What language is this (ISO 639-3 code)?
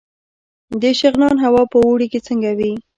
pus